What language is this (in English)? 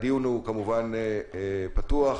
Hebrew